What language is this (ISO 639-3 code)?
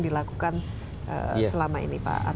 ind